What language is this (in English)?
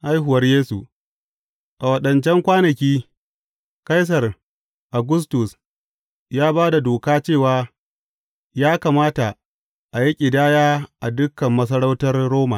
Hausa